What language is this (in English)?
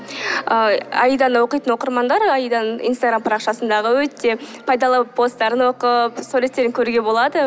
Kazakh